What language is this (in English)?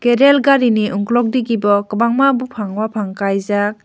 Kok Borok